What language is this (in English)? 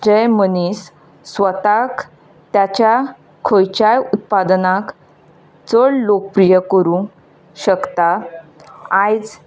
Konkani